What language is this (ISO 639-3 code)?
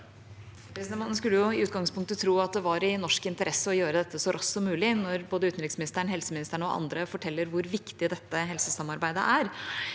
nor